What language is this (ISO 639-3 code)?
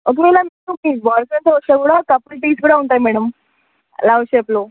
tel